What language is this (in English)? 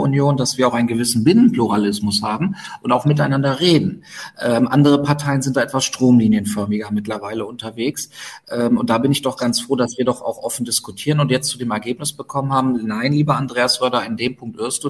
German